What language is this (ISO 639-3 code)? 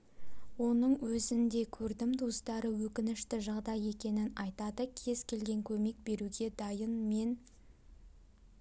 kaz